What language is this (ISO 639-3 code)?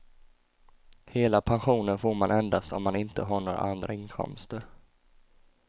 swe